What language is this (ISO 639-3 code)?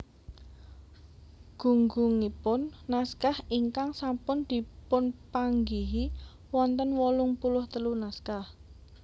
jav